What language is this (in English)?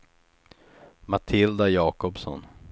Swedish